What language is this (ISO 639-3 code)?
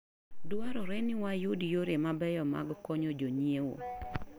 luo